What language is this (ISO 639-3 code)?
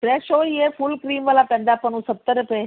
pan